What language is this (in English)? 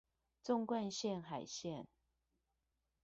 Chinese